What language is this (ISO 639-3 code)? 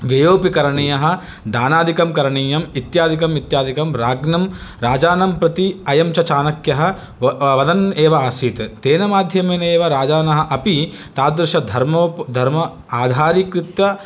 san